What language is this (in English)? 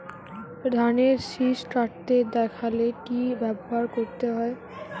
Bangla